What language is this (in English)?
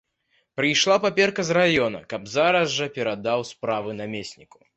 Belarusian